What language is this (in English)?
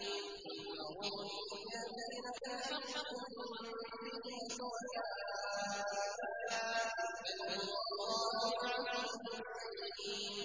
Arabic